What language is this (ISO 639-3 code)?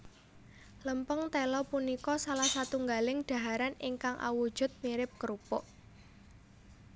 jav